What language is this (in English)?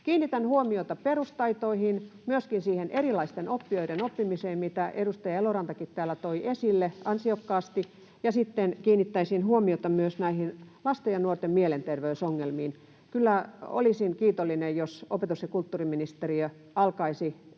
Finnish